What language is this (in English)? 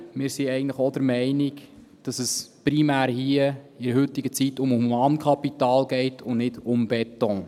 Swiss German